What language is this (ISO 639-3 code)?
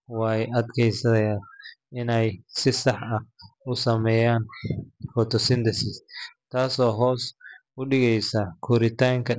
som